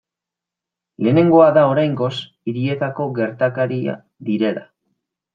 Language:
Basque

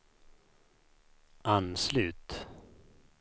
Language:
Swedish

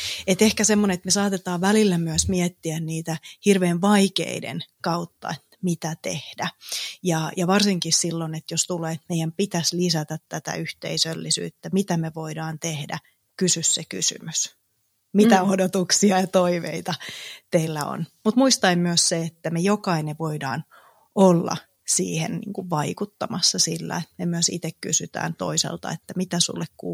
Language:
Finnish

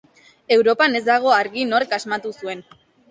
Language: Basque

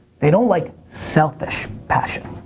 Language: English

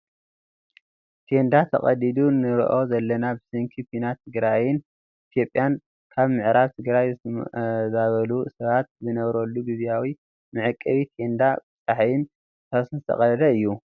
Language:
Tigrinya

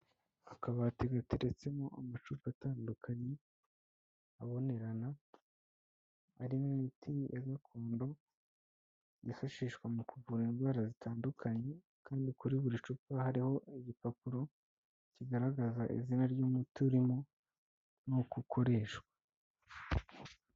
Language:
Kinyarwanda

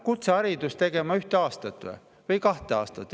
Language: Estonian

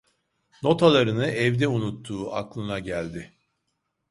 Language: Turkish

